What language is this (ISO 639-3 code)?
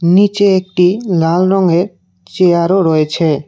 ben